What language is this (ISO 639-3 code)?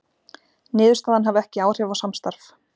isl